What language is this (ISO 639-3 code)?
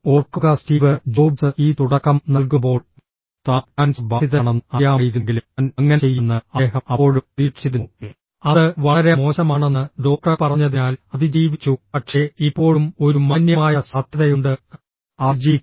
mal